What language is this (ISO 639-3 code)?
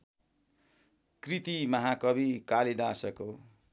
nep